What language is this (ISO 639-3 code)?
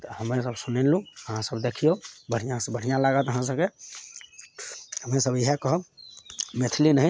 mai